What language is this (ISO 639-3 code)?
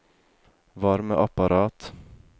nor